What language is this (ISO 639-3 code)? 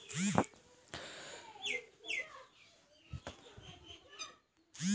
mag